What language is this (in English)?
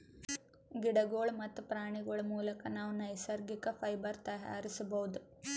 Kannada